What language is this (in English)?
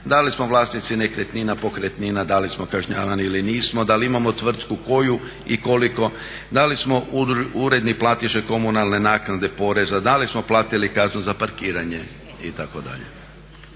Croatian